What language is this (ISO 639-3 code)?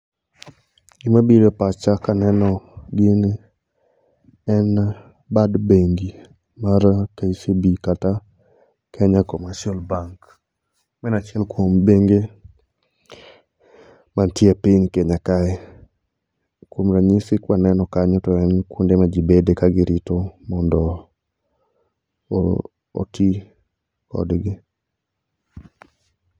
luo